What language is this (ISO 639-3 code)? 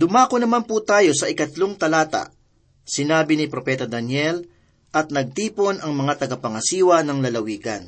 fil